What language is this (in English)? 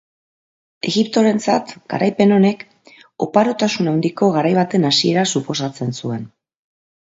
Basque